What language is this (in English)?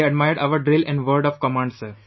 English